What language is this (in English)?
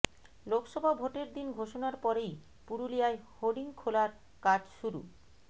Bangla